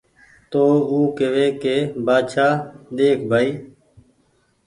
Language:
Goaria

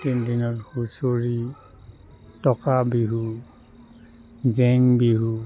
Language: Assamese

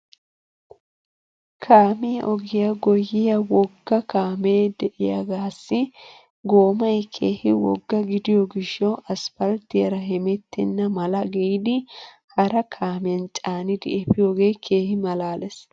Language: Wolaytta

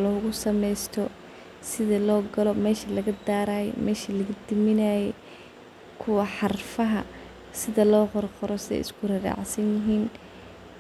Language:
Somali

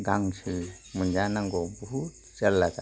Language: Bodo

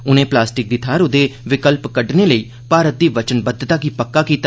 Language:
Dogri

